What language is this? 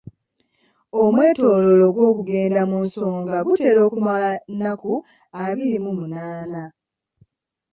Ganda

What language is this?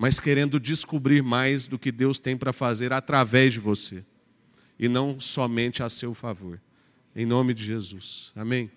Portuguese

